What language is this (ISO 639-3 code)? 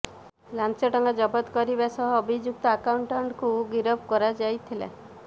ori